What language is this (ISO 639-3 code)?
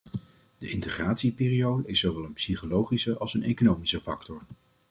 nld